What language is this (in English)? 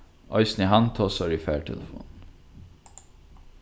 Faroese